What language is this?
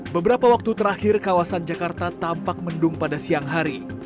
Indonesian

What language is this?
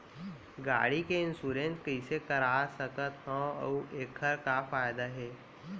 Chhattisgarhi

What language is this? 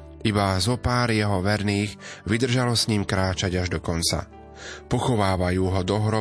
Slovak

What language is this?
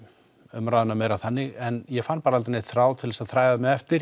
Icelandic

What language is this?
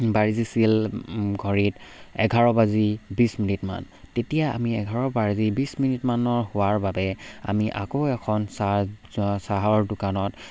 Assamese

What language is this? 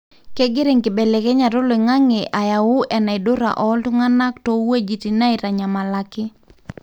Masai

